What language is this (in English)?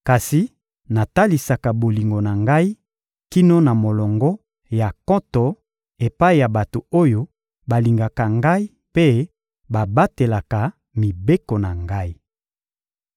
Lingala